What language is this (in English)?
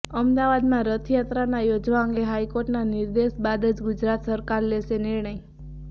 Gujarati